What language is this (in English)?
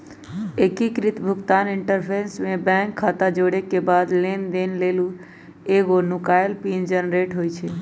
Magahi